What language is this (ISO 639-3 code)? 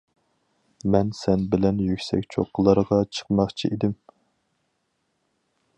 uig